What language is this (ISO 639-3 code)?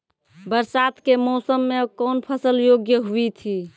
mai